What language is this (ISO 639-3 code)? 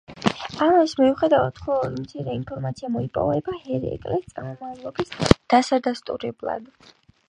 kat